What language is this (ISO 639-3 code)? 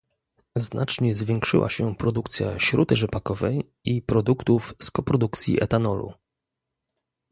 pol